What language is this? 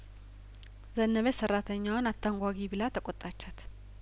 Amharic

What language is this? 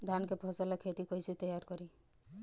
Bhojpuri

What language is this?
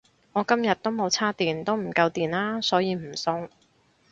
Cantonese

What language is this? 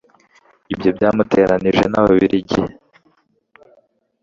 Kinyarwanda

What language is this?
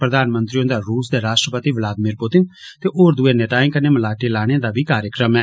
Dogri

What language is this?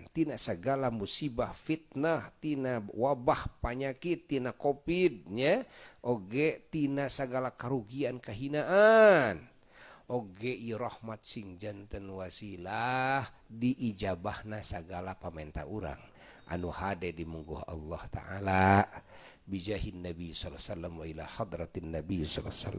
Indonesian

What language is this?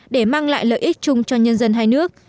Vietnamese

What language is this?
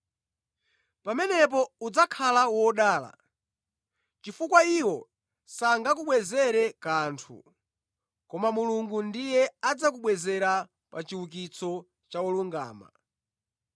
Nyanja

